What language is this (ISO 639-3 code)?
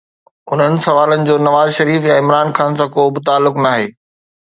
snd